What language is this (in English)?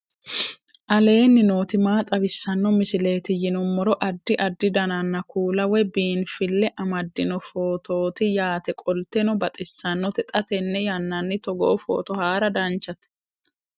Sidamo